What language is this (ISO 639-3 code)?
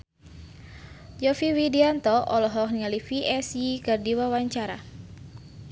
sun